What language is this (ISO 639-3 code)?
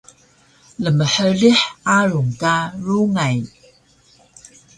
trv